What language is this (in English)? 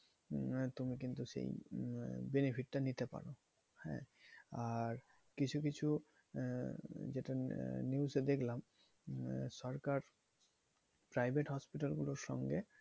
Bangla